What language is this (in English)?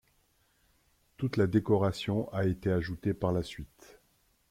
French